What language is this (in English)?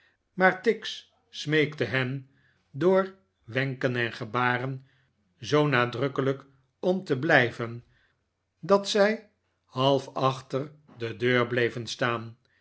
Dutch